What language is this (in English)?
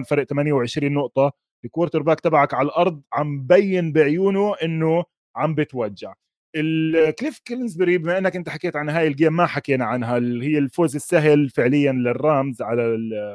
Arabic